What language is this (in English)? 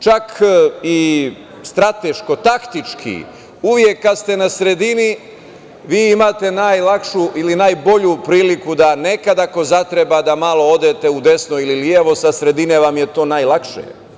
Serbian